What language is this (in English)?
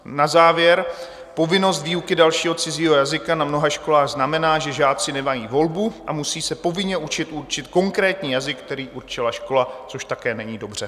Czech